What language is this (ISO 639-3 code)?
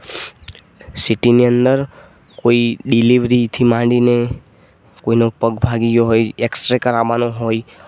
guj